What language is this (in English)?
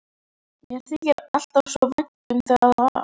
Icelandic